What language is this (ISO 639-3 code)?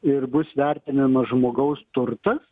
lit